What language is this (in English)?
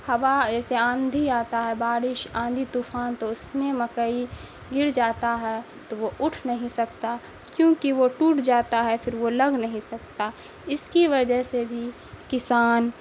Urdu